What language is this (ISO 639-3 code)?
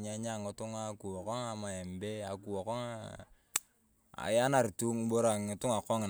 tuv